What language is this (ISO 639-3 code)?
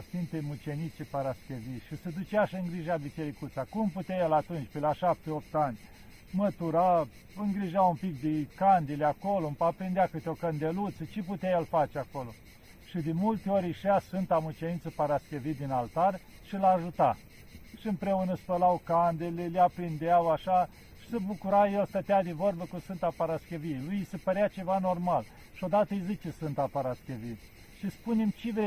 ron